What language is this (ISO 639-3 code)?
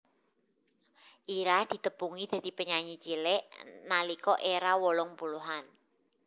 jav